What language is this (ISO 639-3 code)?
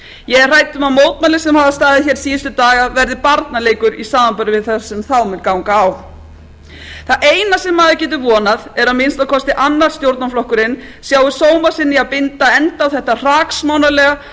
isl